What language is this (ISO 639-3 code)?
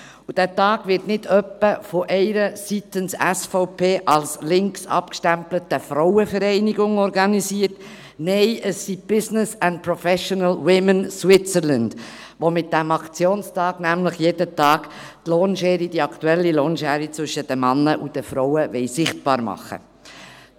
gsw